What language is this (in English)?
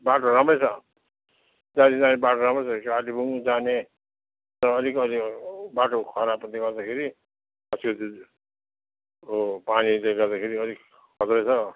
Nepali